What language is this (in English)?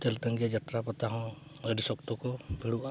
Santali